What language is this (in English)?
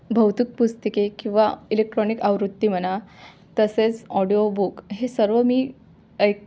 Marathi